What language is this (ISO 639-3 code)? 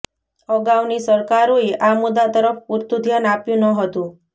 guj